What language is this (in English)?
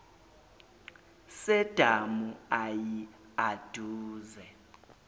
Zulu